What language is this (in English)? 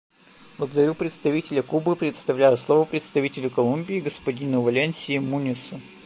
Russian